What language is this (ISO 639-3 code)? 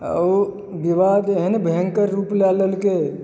mai